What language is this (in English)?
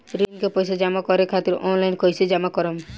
Bhojpuri